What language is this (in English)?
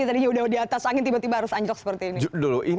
Indonesian